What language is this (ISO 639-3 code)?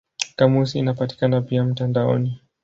swa